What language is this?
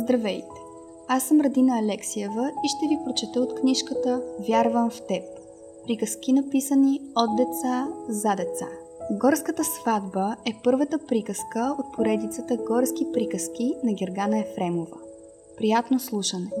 Bulgarian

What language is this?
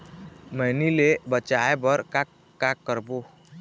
Chhattisgarhi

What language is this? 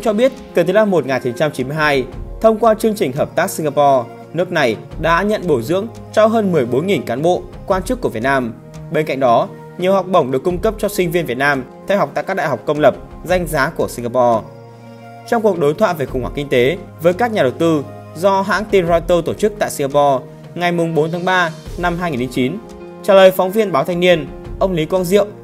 Vietnamese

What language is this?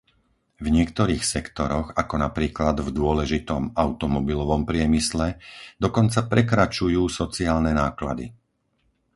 Slovak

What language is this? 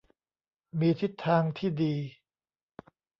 Thai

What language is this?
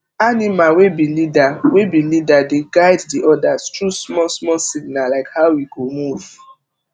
Nigerian Pidgin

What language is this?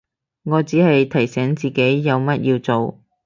Cantonese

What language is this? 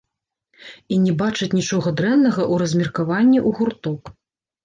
Belarusian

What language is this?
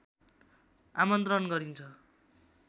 Nepali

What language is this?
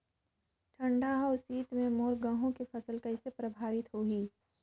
Chhattisgarhi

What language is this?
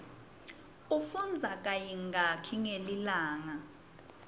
Swati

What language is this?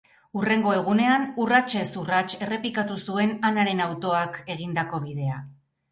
Basque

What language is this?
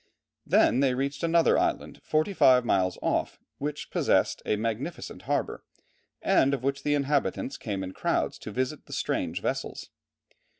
English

